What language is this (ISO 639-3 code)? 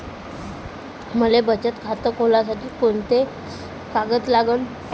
mar